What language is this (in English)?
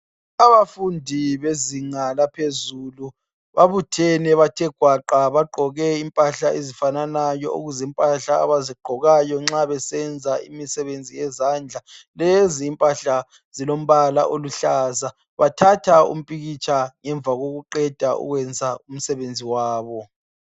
North Ndebele